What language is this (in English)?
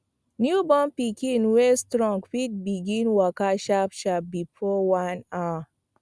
Nigerian Pidgin